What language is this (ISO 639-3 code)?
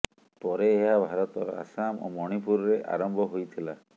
ori